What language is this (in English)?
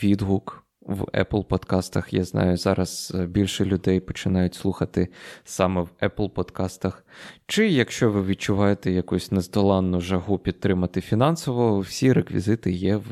Ukrainian